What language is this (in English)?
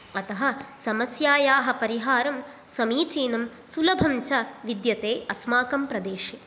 Sanskrit